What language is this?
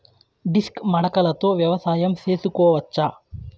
Telugu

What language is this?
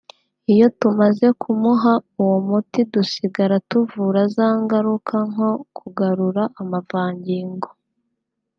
Kinyarwanda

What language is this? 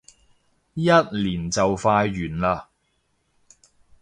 Cantonese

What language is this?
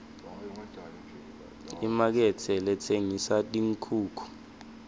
Swati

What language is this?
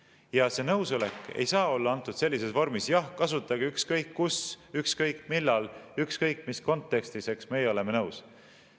Estonian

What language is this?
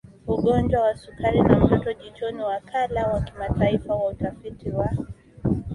Swahili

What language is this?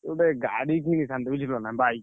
Odia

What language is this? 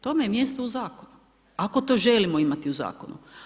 Croatian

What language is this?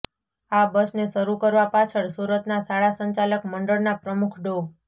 Gujarati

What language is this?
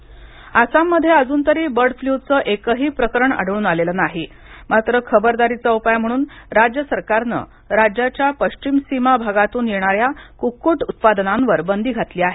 Marathi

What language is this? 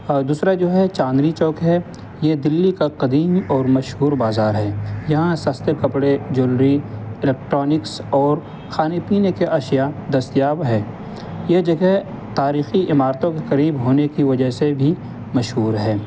Urdu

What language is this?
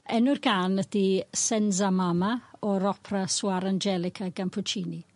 Welsh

